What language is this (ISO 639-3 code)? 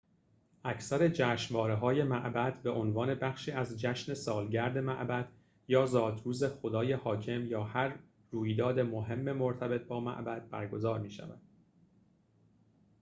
fas